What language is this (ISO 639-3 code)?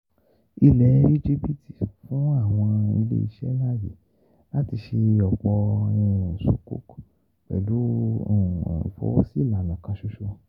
yor